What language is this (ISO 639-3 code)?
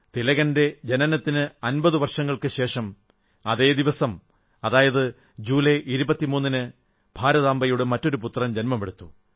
mal